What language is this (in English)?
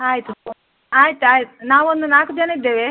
Kannada